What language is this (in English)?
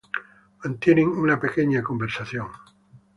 Spanish